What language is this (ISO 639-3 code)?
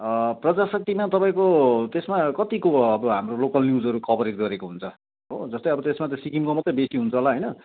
nep